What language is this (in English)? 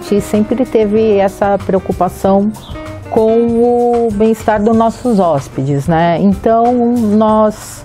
Portuguese